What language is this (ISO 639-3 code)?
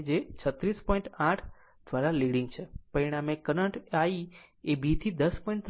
guj